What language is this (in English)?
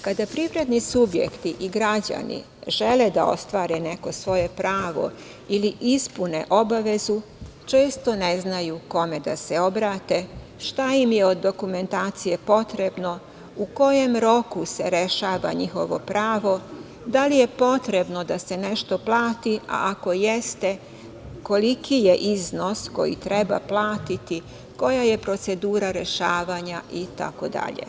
Serbian